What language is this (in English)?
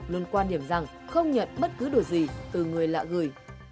Vietnamese